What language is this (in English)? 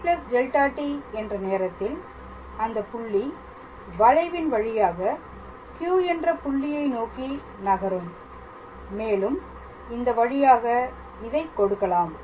Tamil